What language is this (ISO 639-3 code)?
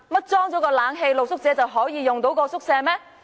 yue